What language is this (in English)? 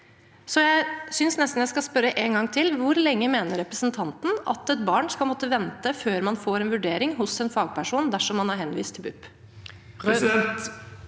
Norwegian